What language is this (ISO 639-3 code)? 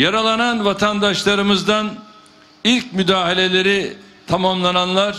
tur